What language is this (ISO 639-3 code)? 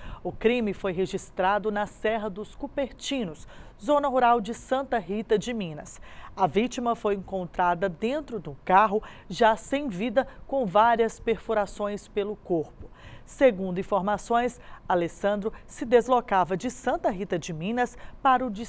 por